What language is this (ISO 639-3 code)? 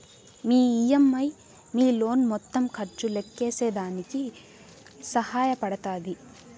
tel